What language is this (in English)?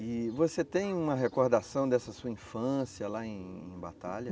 Portuguese